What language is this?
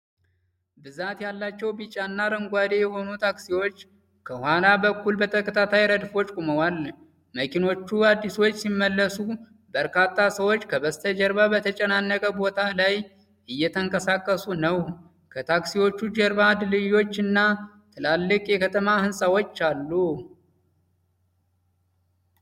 Amharic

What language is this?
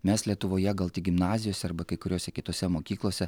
Lithuanian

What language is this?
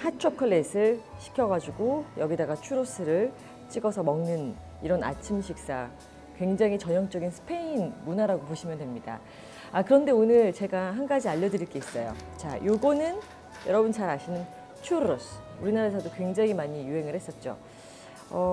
Korean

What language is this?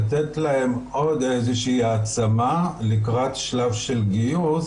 Hebrew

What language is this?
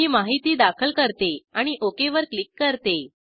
Marathi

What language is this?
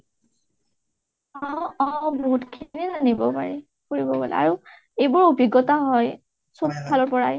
Assamese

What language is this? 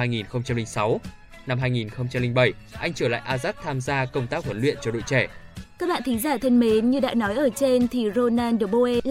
Vietnamese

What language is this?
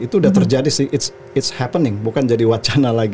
Indonesian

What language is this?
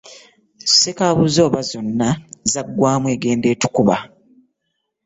Ganda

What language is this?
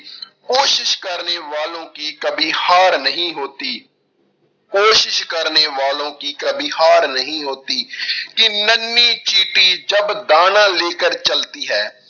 Punjabi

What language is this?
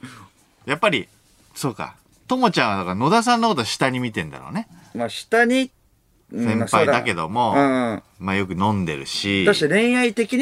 Japanese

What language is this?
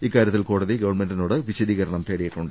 Malayalam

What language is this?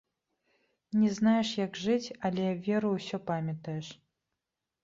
Belarusian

